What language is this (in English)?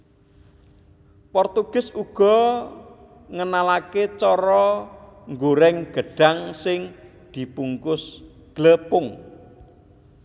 Javanese